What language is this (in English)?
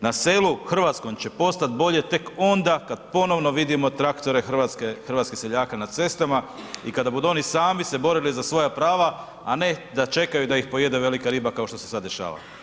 Croatian